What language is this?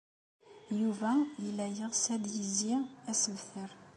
Kabyle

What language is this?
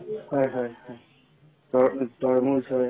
Assamese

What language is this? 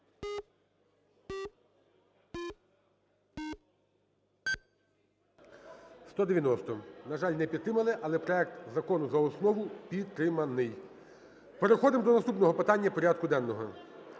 Ukrainian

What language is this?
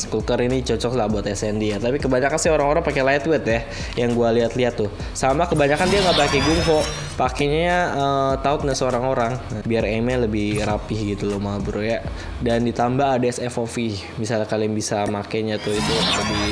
Indonesian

